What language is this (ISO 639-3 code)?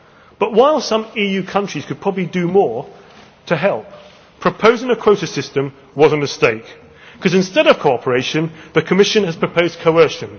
eng